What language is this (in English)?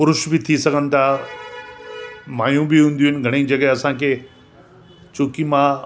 Sindhi